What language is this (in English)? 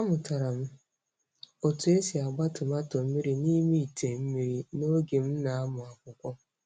Igbo